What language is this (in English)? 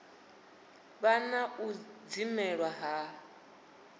Venda